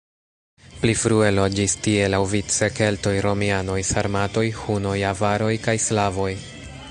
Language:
Esperanto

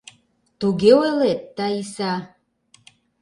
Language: Mari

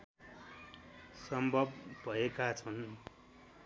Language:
Nepali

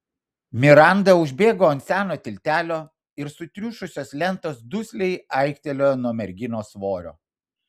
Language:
Lithuanian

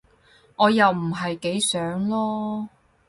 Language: Cantonese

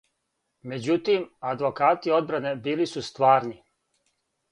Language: Serbian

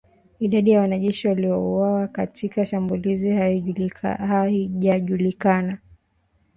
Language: Swahili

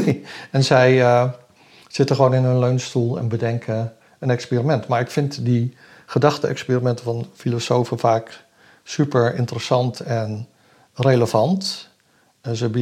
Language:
Dutch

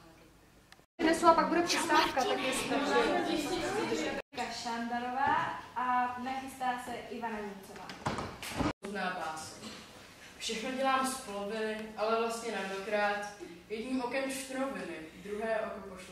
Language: Czech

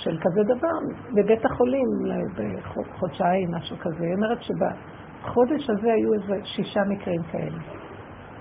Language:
Hebrew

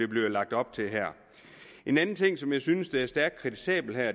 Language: Danish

